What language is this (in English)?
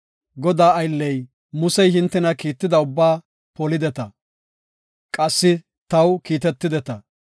Gofa